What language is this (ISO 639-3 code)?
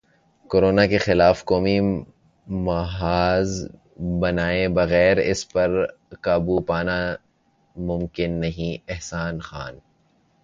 urd